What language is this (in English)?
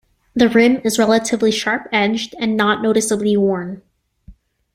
English